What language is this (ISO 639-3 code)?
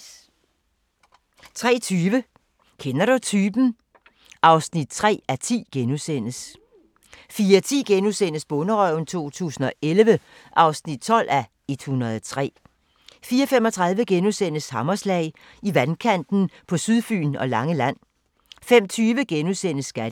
dan